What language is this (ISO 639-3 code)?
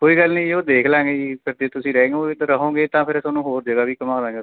pan